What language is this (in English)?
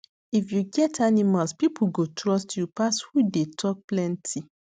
Nigerian Pidgin